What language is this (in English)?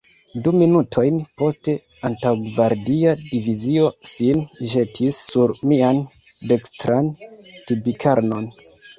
Esperanto